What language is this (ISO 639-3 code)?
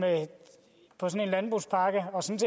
dan